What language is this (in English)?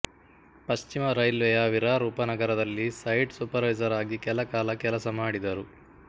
Kannada